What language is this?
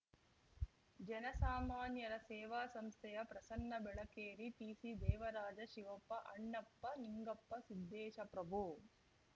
Kannada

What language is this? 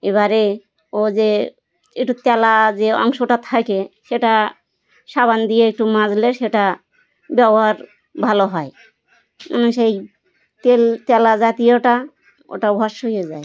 Bangla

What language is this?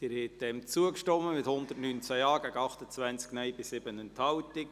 Swiss German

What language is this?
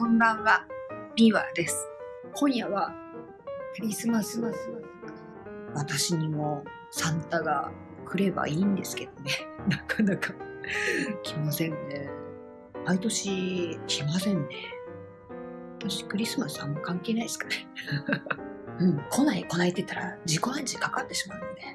Japanese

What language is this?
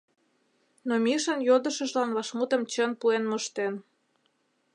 Mari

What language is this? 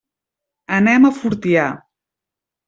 Catalan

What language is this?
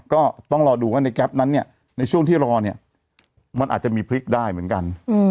Thai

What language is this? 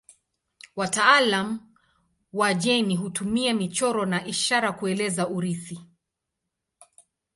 Swahili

